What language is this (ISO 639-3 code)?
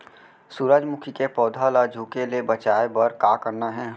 hne